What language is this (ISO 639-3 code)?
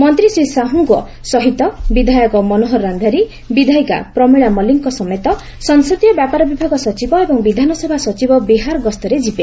ori